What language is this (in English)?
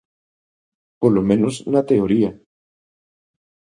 Galician